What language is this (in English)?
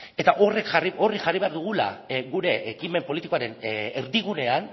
Basque